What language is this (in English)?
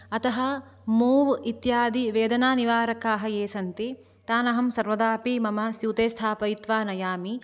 Sanskrit